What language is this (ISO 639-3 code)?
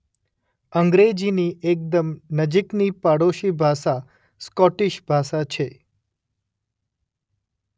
guj